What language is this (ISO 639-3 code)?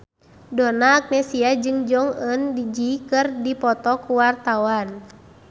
sun